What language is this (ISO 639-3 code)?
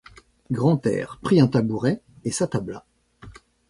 fra